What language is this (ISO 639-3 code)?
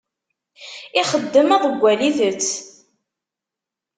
kab